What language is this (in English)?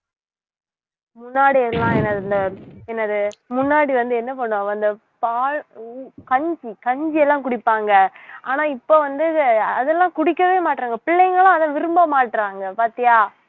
Tamil